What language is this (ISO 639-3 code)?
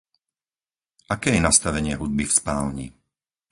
slk